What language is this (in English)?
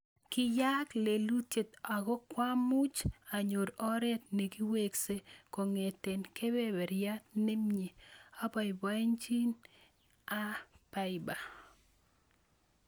Kalenjin